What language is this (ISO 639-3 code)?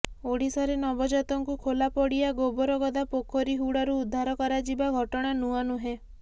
ori